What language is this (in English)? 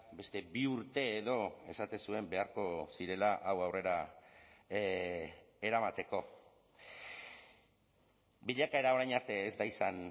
Basque